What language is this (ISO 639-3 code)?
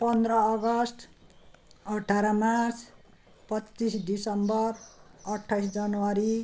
nep